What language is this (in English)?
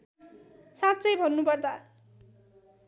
Nepali